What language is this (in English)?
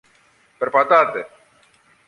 Greek